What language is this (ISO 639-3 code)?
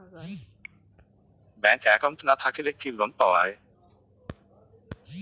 ben